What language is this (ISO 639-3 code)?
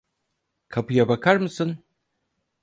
tur